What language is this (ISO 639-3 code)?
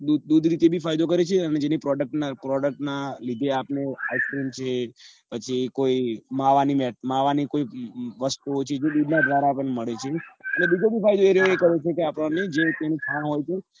guj